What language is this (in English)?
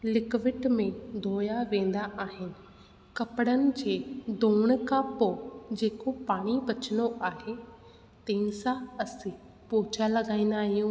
Sindhi